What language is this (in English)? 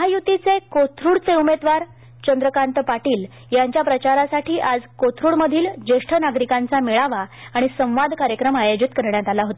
Marathi